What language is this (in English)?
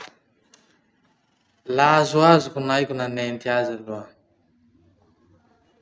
Masikoro Malagasy